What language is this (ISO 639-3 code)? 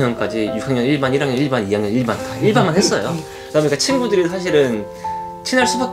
kor